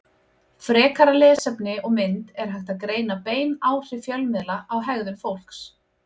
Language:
Icelandic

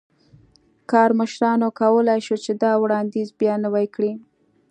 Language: Pashto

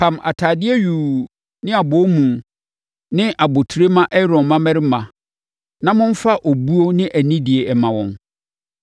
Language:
Akan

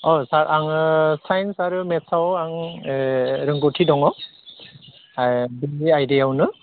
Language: Bodo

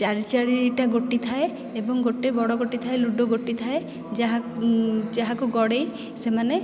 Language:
Odia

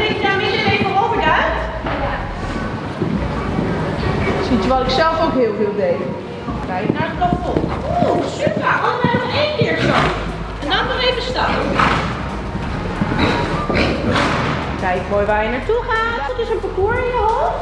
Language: Dutch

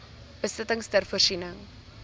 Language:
Afrikaans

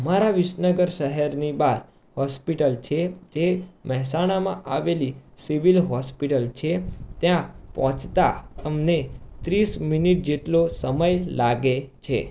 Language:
Gujarati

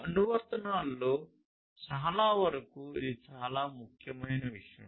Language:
Telugu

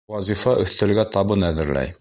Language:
Bashkir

